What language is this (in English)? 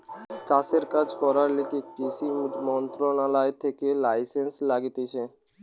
Bangla